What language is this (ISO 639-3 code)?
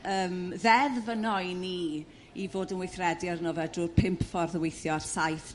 cym